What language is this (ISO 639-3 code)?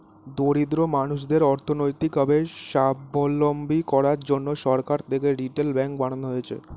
ben